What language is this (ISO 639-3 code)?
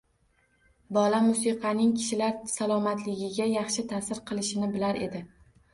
uzb